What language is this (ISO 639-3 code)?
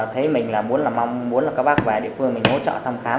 vie